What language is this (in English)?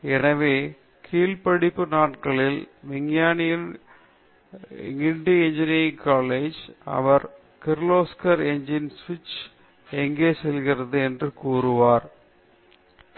Tamil